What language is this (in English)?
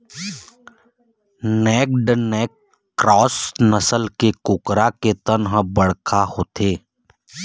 Chhattisgarhi